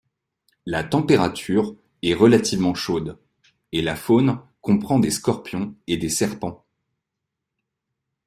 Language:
French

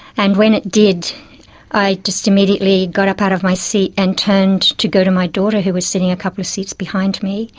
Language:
English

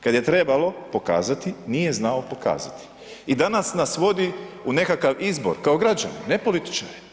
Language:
Croatian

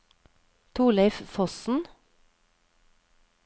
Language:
Norwegian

